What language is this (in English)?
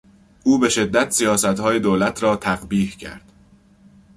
Persian